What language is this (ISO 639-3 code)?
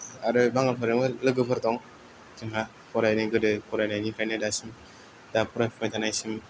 brx